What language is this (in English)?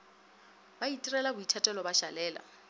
Northern Sotho